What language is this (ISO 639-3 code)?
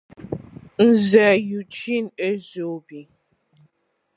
ibo